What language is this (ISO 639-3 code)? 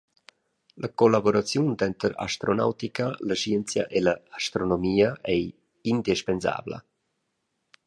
roh